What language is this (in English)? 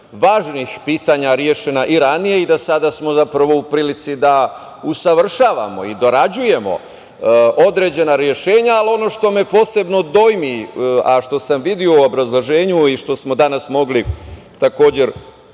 Serbian